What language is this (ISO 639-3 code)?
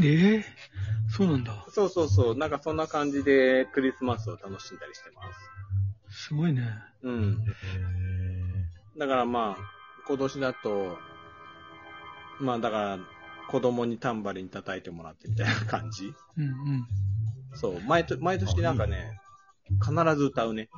jpn